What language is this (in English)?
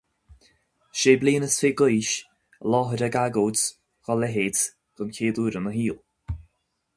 Irish